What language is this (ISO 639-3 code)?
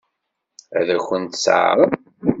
kab